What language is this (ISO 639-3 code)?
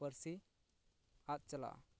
sat